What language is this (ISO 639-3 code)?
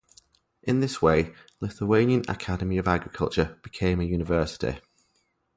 eng